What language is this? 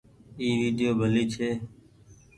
Goaria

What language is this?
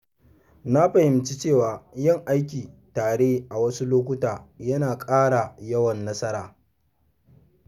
Hausa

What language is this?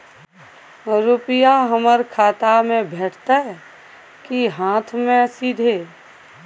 Maithili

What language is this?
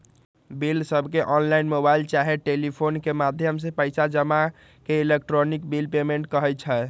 Magahi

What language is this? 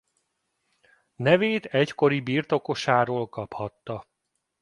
Hungarian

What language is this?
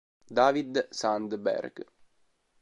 Italian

